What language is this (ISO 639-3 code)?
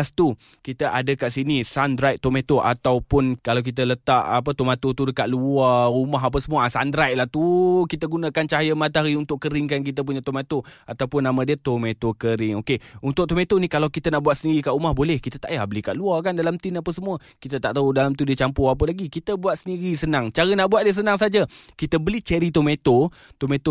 msa